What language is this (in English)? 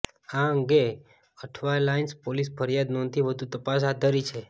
Gujarati